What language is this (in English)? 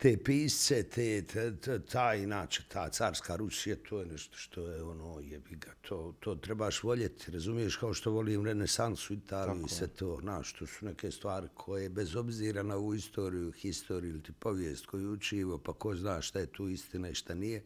Croatian